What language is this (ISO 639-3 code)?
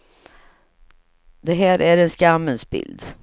swe